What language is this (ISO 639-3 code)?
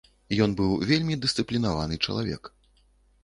bel